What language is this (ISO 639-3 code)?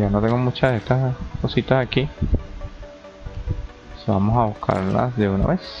spa